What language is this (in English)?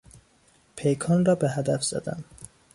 Persian